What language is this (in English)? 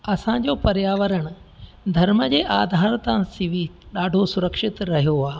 Sindhi